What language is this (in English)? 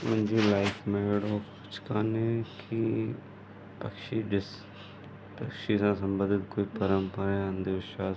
Sindhi